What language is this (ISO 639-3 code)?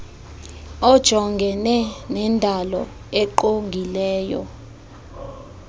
xho